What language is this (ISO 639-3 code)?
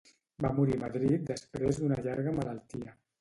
cat